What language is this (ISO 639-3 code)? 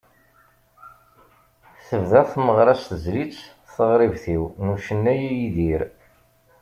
kab